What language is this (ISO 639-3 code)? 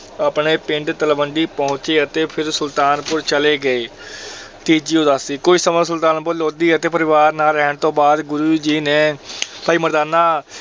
pan